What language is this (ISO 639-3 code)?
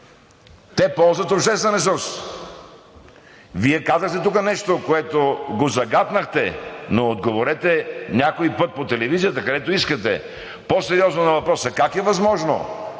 bul